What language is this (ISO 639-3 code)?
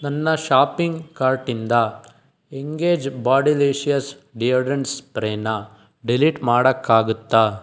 kan